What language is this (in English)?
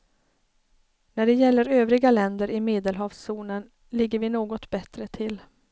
Swedish